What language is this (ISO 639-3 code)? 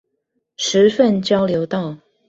zho